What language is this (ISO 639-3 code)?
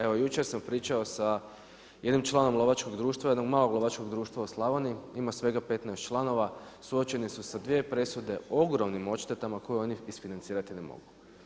hrv